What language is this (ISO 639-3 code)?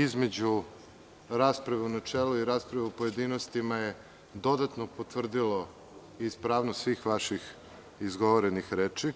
srp